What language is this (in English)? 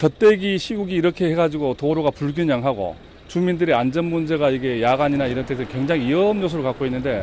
Korean